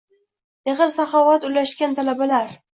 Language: Uzbek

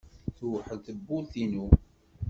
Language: Kabyle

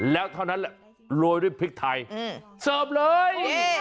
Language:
Thai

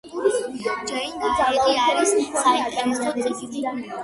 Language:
Georgian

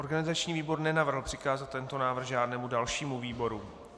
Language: Czech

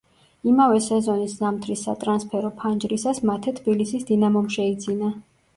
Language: Georgian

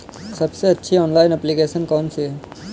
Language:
Hindi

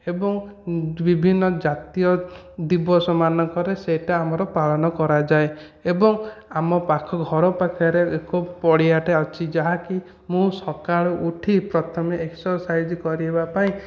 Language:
Odia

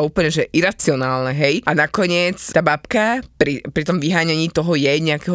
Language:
Slovak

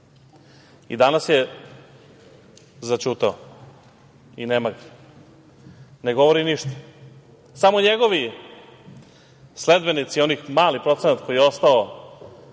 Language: Serbian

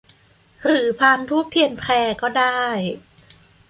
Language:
Thai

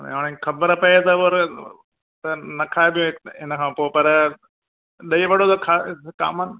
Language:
Sindhi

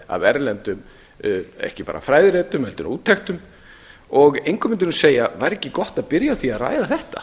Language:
Icelandic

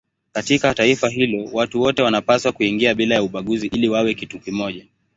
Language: Swahili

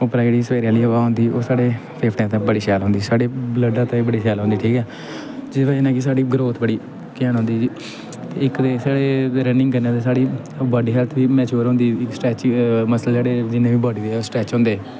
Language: Dogri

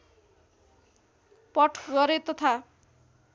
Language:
Nepali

